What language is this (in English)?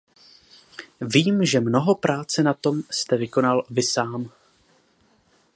Czech